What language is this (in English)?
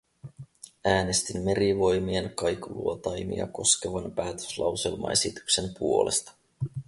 Finnish